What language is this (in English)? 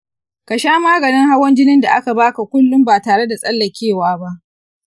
Hausa